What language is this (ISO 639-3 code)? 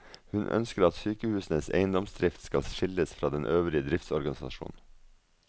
nor